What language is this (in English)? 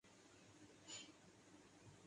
Urdu